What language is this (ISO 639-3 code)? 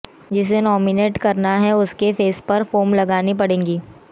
hin